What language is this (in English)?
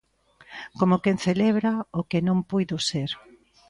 Galician